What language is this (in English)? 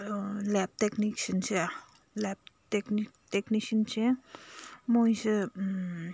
Manipuri